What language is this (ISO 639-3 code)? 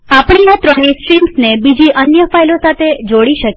guj